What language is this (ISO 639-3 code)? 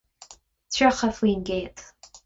gle